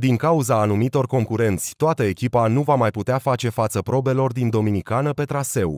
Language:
Romanian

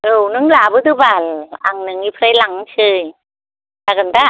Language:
Bodo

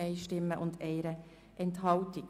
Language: Swiss German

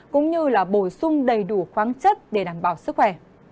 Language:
Vietnamese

